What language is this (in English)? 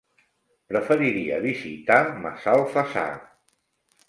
Catalan